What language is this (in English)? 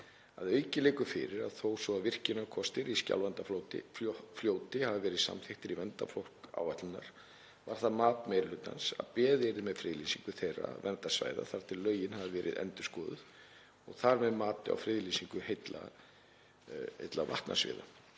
Icelandic